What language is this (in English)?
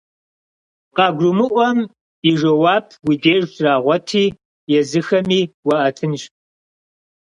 Kabardian